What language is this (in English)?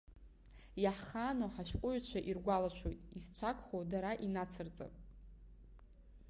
Abkhazian